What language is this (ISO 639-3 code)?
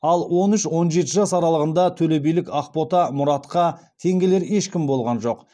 kaz